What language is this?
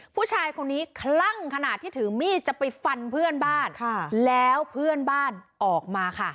Thai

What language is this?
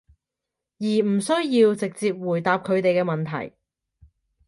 Cantonese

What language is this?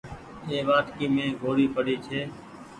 Goaria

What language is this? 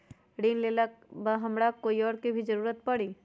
Magahi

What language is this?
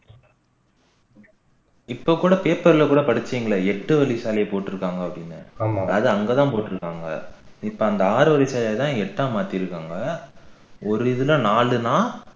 Tamil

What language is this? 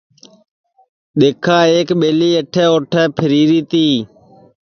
Sansi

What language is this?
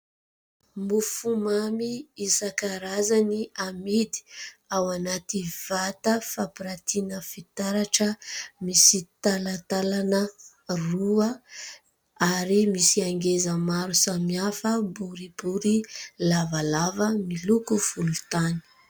Malagasy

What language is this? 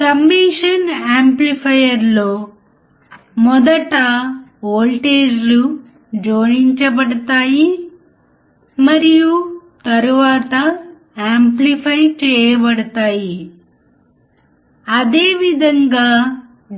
Telugu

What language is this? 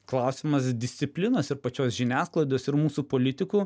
Lithuanian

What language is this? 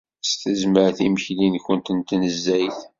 Kabyle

